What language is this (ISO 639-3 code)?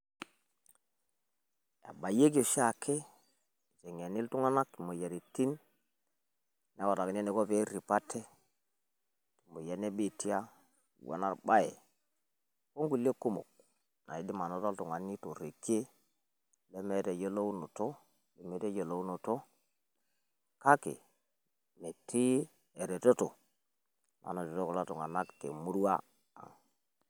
mas